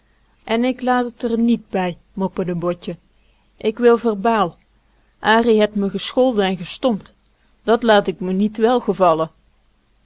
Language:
Dutch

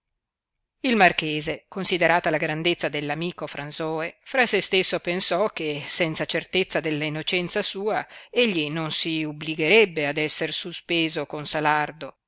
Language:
Italian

